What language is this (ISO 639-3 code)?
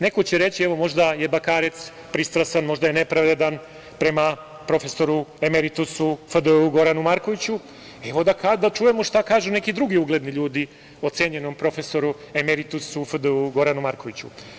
srp